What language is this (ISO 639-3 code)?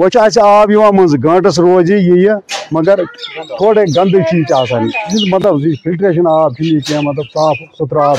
urd